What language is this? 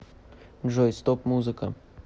Russian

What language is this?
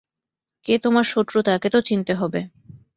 Bangla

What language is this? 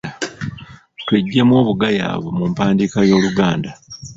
Ganda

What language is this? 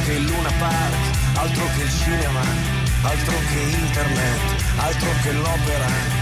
Italian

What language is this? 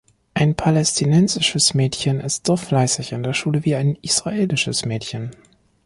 German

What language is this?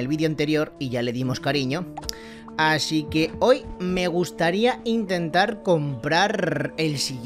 Spanish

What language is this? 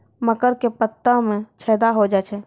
Maithili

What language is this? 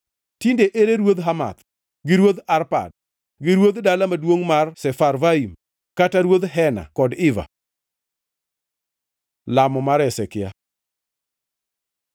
Luo (Kenya and Tanzania)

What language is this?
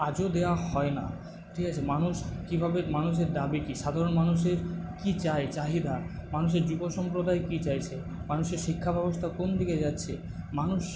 Bangla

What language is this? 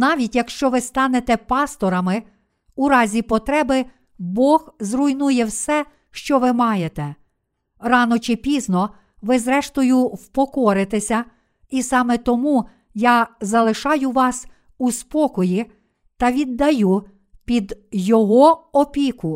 Ukrainian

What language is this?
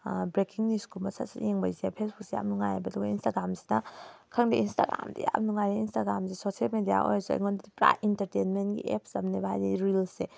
Manipuri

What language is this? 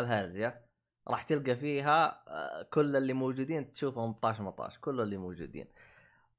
Arabic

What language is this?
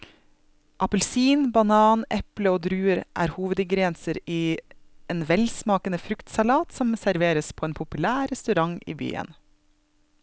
Norwegian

